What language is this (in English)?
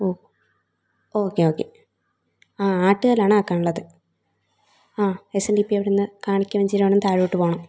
Malayalam